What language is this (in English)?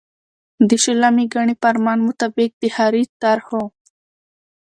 Pashto